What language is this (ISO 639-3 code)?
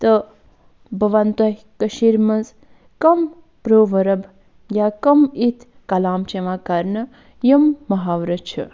kas